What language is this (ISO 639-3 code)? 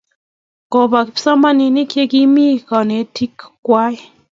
kln